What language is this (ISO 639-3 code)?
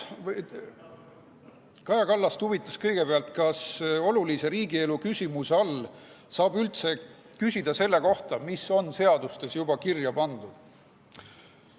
est